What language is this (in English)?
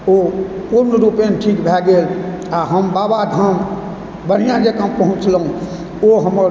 Maithili